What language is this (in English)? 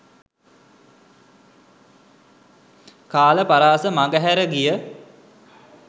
Sinhala